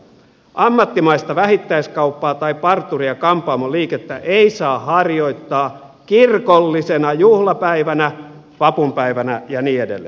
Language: Finnish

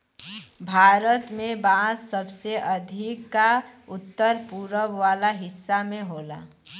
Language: Bhojpuri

